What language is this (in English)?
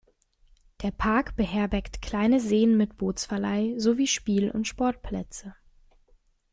German